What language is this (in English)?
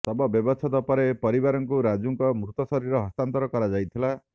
Odia